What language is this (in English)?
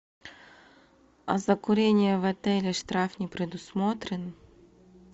Russian